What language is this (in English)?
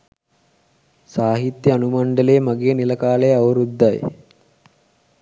Sinhala